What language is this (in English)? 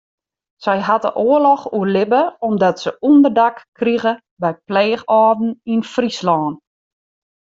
Western Frisian